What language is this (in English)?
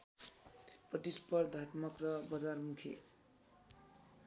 Nepali